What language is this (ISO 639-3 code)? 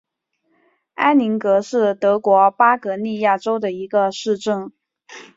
zho